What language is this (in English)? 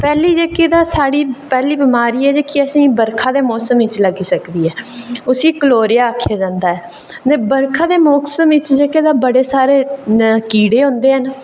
Dogri